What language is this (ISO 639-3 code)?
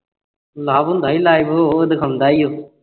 pan